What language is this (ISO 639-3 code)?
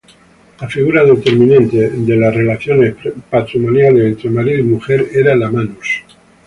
spa